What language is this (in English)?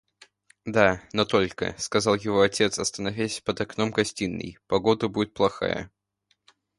Russian